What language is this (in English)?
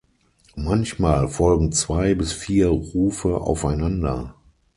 German